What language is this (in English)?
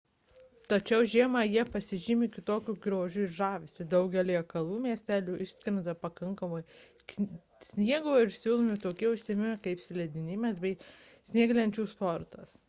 Lithuanian